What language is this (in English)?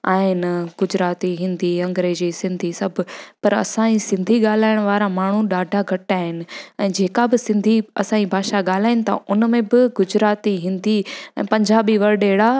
Sindhi